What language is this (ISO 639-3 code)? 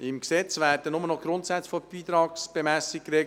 gsw